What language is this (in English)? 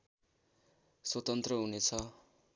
Nepali